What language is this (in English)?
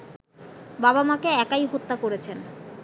Bangla